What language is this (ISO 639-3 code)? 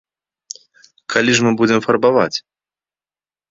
bel